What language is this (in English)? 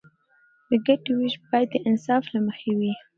Pashto